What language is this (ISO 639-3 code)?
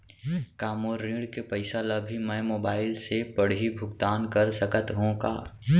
hne